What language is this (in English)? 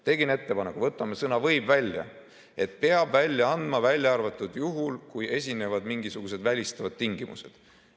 Estonian